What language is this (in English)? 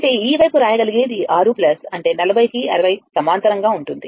Telugu